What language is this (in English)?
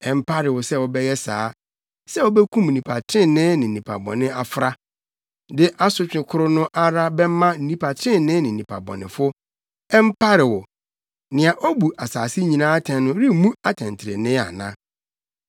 Akan